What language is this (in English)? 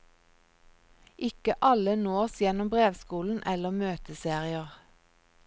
Norwegian